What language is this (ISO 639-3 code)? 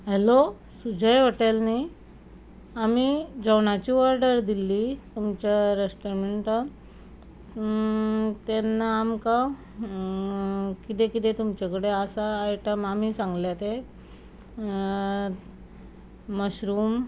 kok